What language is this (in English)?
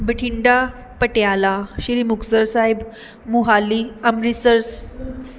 Punjabi